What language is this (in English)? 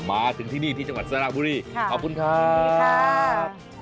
Thai